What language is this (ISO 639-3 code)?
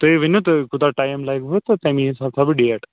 kas